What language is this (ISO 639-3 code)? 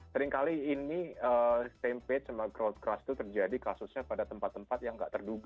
ind